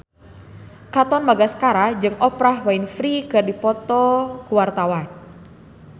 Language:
Sundanese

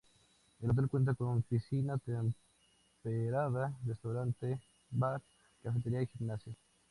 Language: Spanish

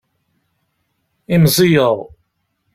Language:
Kabyle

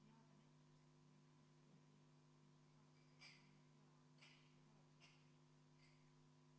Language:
Estonian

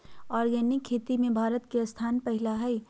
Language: Magahi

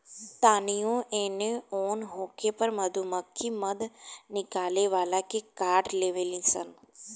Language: Bhojpuri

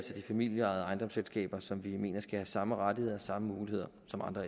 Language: Danish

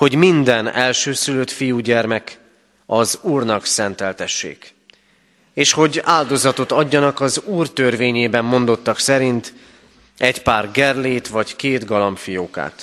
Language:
Hungarian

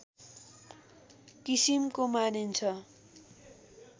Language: Nepali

